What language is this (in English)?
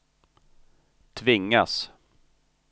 Swedish